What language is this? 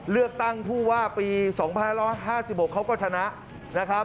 Thai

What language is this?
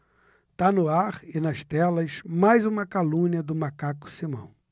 Portuguese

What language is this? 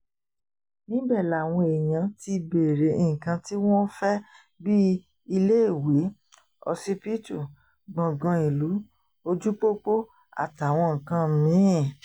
Yoruba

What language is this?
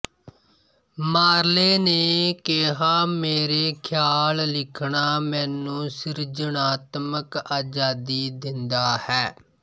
Punjabi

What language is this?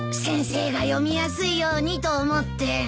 Japanese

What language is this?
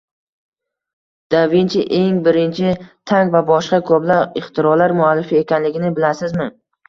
Uzbek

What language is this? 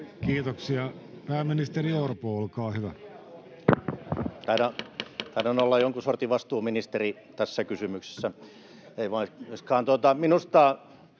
Finnish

